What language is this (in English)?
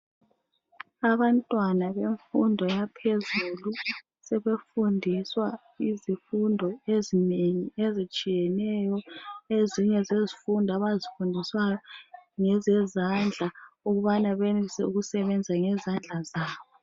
North Ndebele